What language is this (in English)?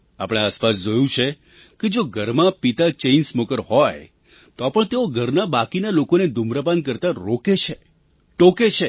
Gujarati